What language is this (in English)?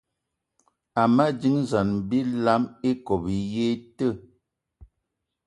Eton (Cameroon)